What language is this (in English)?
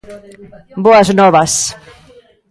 Galician